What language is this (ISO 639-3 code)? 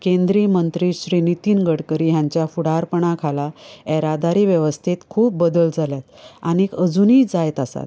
kok